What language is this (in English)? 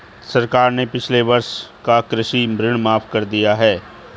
Hindi